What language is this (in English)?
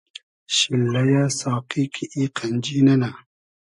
Hazaragi